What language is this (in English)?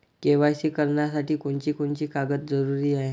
Marathi